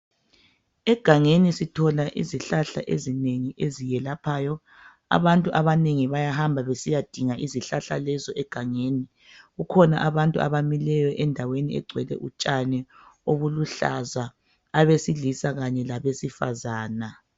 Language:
North Ndebele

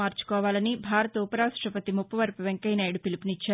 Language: Telugu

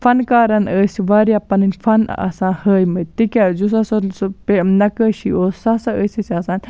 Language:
Kashmiri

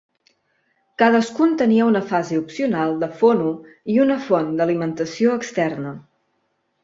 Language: Catalan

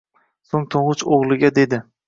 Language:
Uzbek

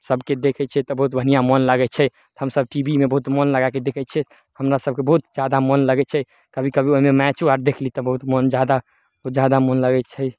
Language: Maithili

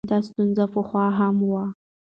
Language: Pashto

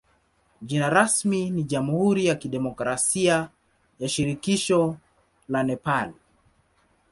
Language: Swahili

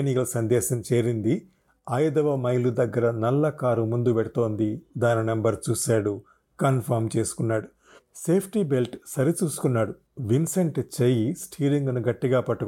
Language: Telugu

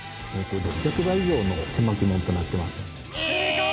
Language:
Japanese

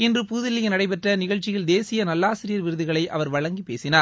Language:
Tamil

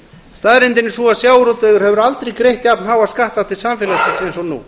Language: Icelandic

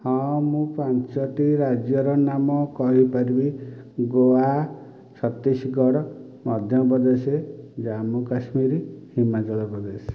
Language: Odia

